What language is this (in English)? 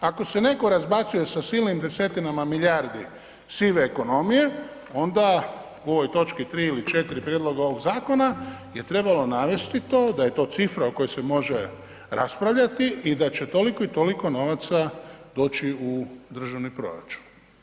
Croatian